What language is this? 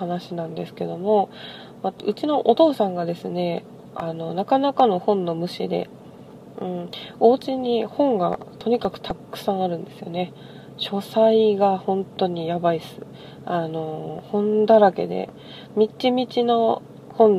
Japanese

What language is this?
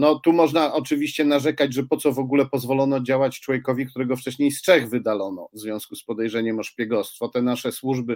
Polish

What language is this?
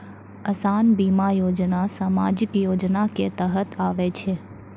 Maithili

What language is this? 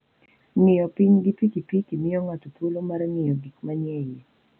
Luo (Kenya and Tanzania)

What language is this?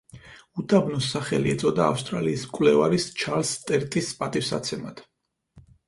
Georgian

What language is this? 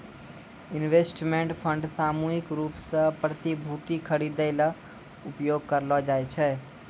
Maithili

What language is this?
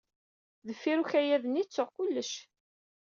Kabyle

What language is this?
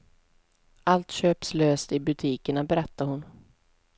Swedish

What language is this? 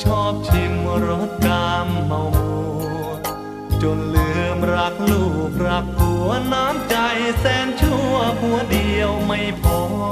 Thai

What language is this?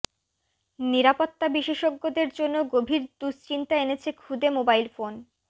Bangla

